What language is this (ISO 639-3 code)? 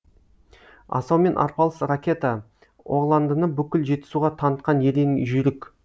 kaz